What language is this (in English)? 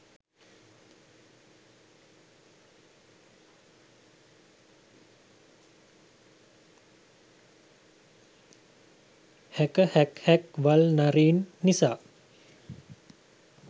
Sinhala